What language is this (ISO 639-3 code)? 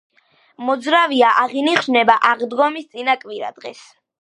kat